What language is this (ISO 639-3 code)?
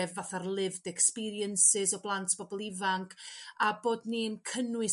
cym